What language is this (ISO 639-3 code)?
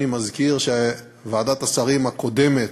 heb